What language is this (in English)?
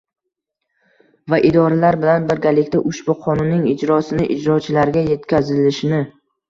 Uzbek